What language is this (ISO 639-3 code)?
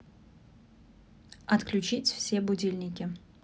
rus